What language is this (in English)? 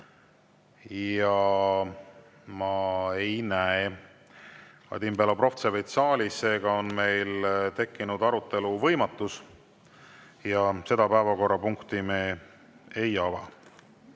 Estonian